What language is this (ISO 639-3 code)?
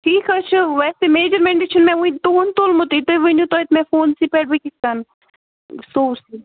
kas